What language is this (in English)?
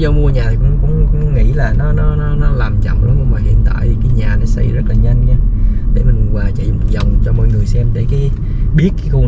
Vietnamese